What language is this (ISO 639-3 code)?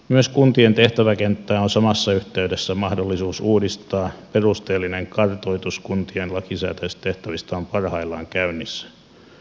fin